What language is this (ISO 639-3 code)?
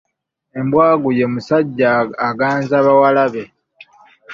lug